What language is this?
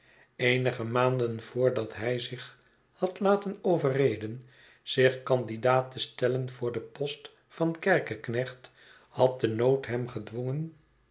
Dutch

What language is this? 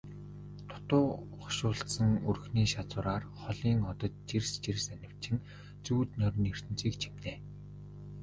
Mongolian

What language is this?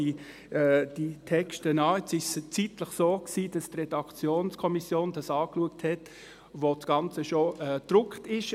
Swiss German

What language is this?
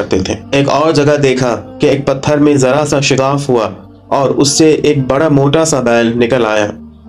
Urdu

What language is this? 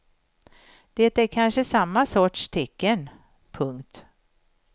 Swedish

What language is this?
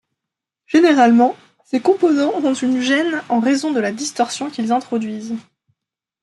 French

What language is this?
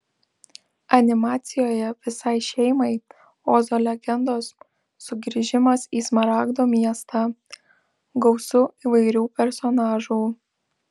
Lithuanian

